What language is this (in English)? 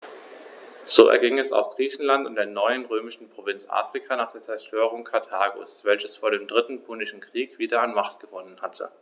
German